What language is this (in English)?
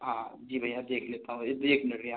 Hindi